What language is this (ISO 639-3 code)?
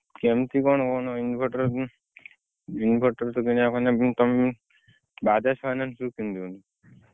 ori